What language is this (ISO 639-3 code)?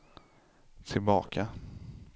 swe